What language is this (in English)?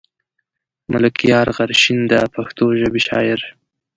Pashto